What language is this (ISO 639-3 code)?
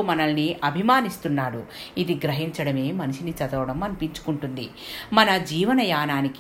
tel